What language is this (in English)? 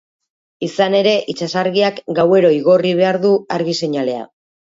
Basque